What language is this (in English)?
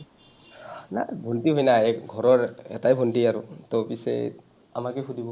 Assamese